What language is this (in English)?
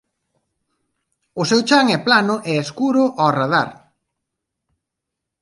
Galician